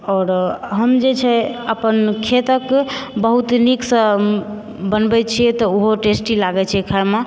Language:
Maithili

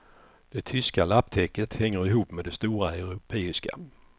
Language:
Swedish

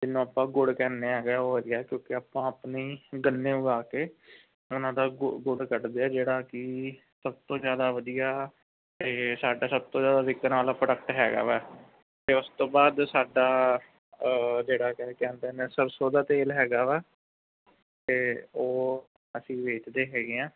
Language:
Punjabi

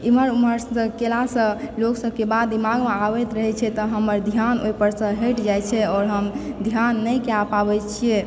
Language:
Maithili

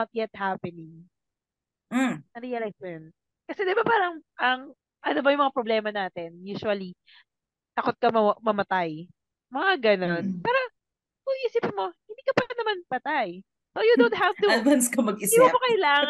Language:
Filipino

